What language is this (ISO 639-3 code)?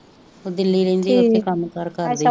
pan